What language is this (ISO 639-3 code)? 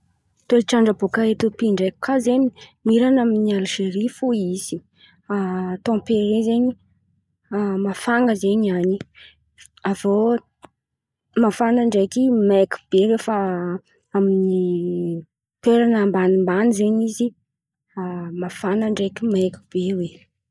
xmv